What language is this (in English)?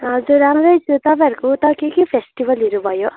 Nepali